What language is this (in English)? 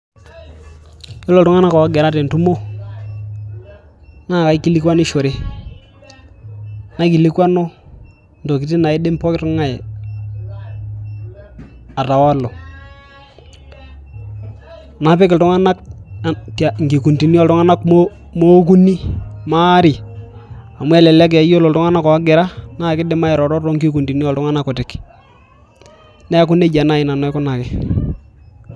Masai